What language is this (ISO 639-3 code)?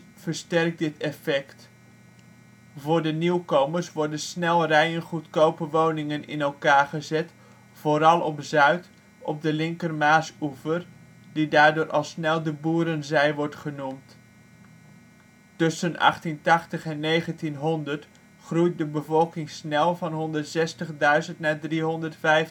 nld